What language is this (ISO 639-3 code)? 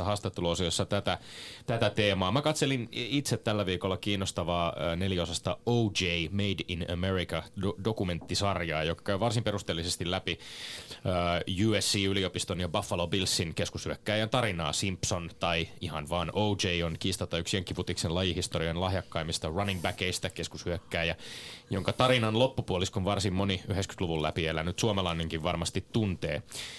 fin